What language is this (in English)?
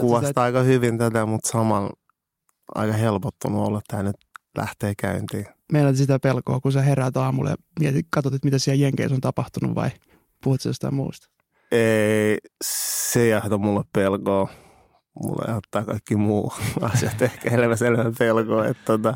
Finnish